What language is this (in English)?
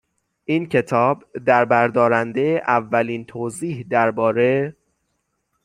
Persian